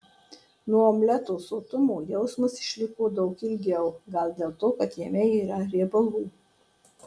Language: Lithuanian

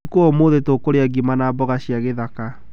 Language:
Kikuyu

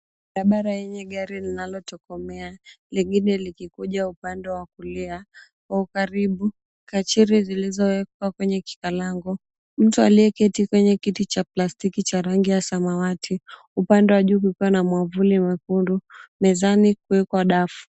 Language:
Swahili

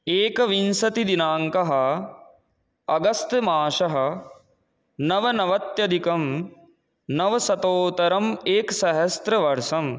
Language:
Sanskrit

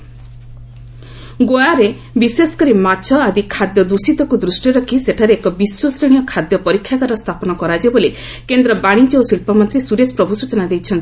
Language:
Odia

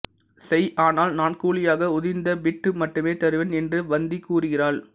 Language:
Tamil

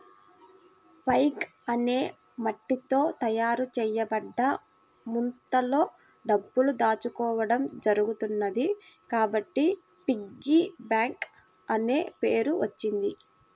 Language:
Telugu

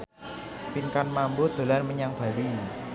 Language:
Javanese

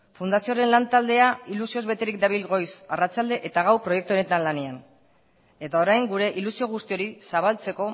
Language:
Basque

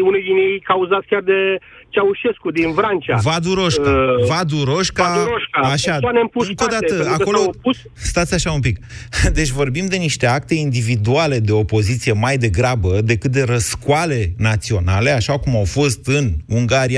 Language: Romanian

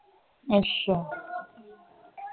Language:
Punjabi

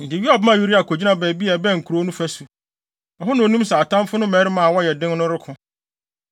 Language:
Akan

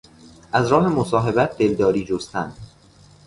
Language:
Persian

